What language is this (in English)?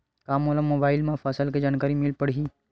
Chhattisgarhi